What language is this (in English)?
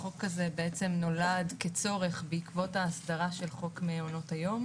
Hebrew